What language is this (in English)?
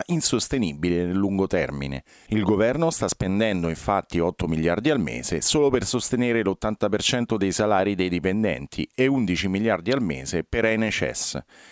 Italian